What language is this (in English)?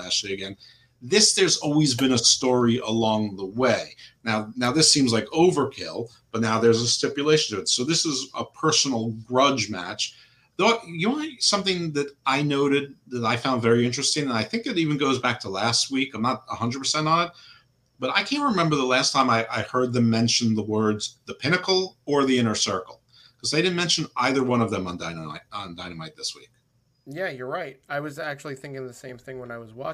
English